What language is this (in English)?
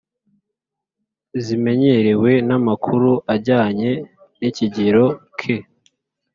Kinyarwanda